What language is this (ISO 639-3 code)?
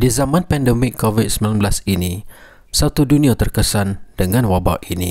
msa